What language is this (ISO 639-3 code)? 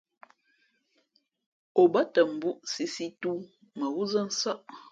fmp